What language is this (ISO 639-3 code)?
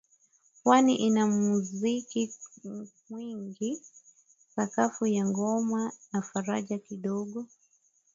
swa